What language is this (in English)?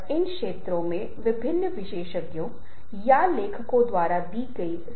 Hindi